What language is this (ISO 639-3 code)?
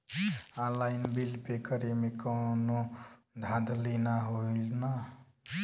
bho